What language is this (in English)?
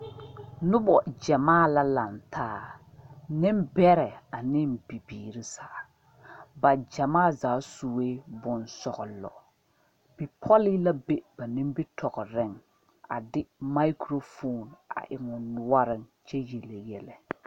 Southern Dagaare